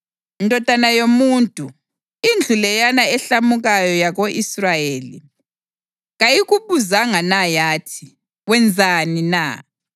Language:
North Ndebele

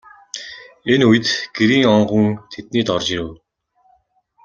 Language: Mongolian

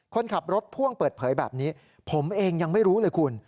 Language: Thai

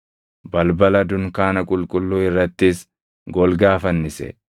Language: Oromo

